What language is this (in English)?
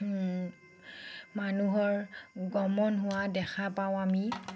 Assamese